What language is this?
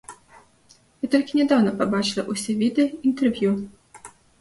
Belarusian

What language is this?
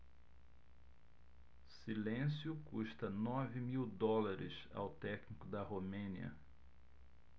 Portuguese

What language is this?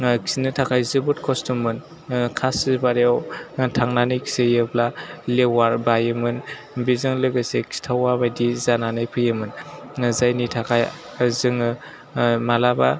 Bodo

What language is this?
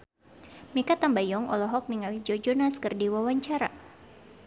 Sundanese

